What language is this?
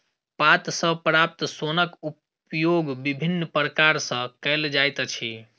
Maithili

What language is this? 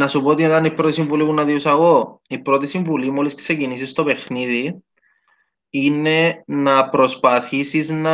Greek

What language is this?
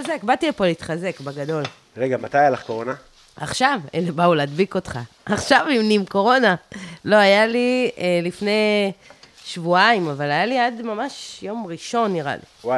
Hebrew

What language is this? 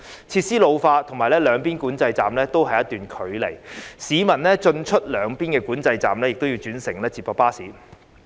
Cantonese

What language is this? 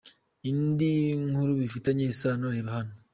Kinyarwanda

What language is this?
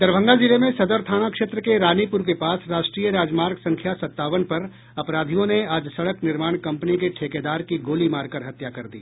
Hindi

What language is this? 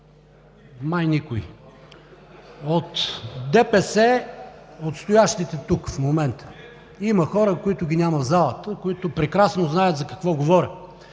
Bulgarian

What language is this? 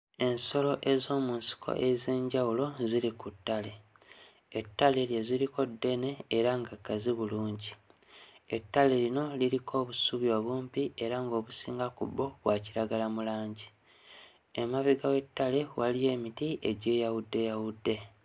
Ganda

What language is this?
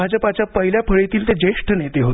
Marathi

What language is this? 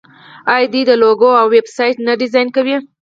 Pashto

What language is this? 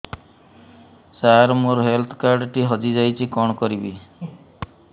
Odia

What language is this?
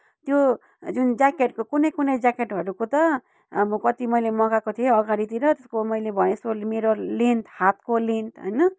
Nepali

